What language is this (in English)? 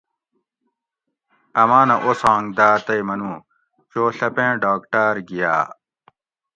Gawri